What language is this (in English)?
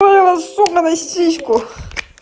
Russian